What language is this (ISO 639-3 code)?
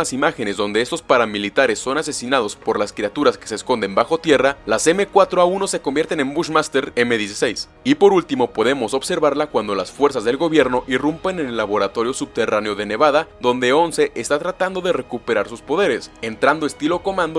spa